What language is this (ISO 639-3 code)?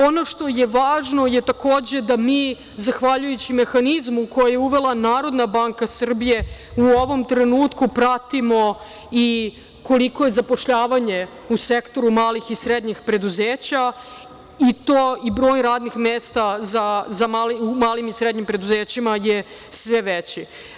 srp